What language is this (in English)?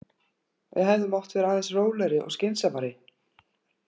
Icelandic